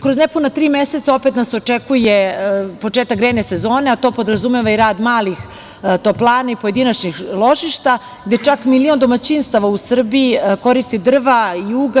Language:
Serbian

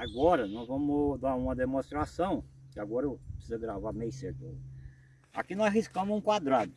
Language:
Portuguese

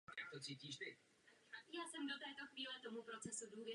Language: Czech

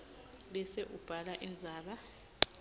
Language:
Swati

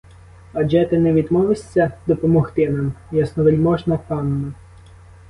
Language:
Ukrainian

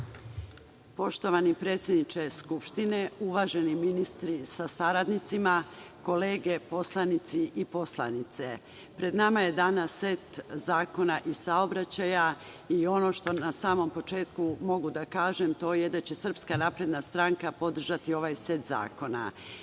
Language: Serbian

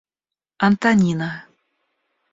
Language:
Russian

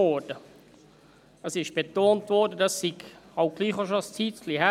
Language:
Swiss German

